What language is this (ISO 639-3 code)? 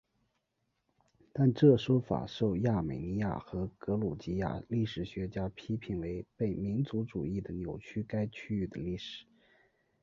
zho